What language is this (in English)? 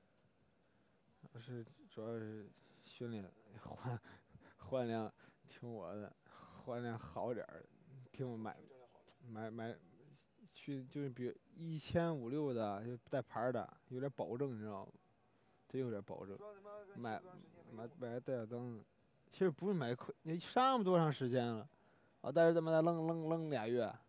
Chinese